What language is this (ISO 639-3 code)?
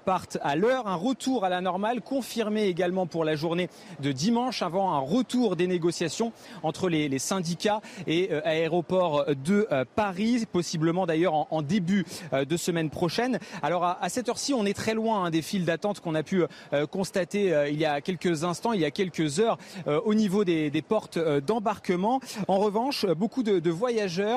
fra